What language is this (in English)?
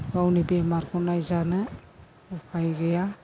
Bodo